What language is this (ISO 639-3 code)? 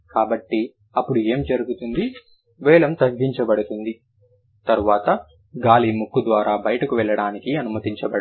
tel